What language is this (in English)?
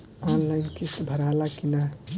Bhojpuri